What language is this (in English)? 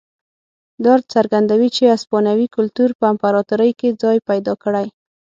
Pashto